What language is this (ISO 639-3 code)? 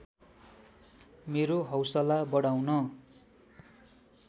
nep